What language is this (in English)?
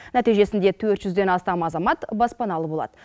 Kazakh